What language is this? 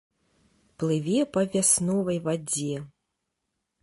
Belarusian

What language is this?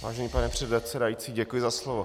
Czech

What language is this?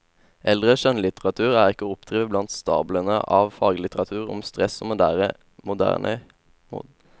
Norwegian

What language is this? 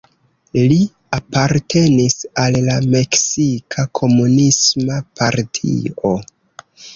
Esperanto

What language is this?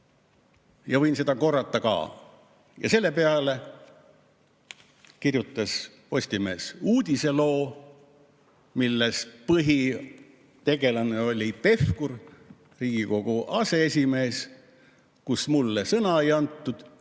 Estonian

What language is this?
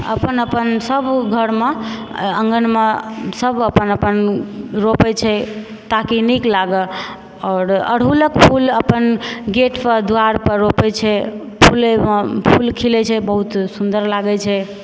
Maithili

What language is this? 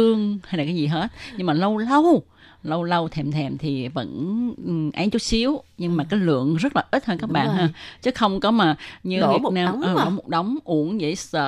Vietnamese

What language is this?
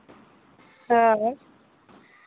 Santali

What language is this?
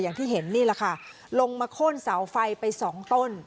Thai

